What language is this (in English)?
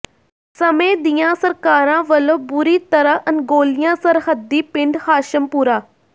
Punjabi